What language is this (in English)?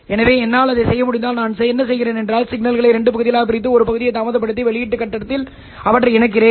Tamil